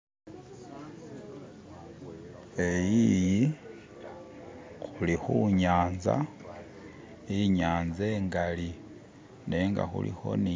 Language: Masaaba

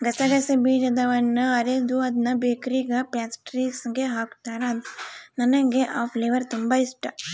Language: Kannada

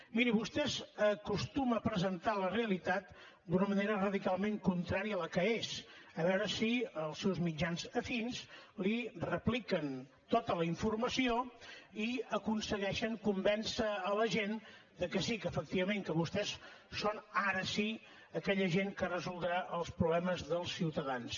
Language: Catalan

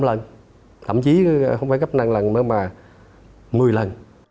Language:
Vietnamese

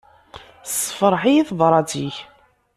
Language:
Kabyle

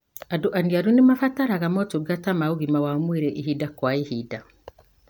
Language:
Kikuyu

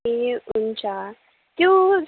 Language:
Nepali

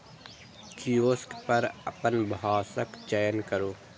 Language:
Maithili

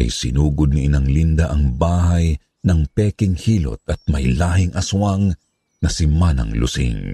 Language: Filipino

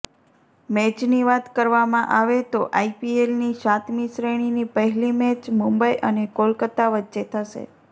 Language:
Gujarati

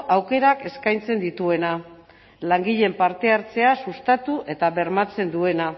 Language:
Basque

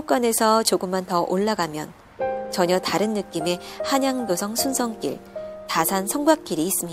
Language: Korean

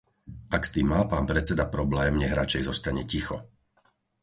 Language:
Slovak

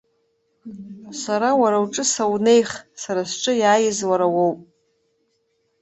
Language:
Abkhazian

